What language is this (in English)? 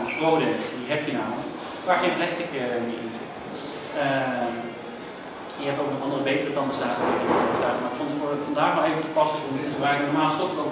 Dutch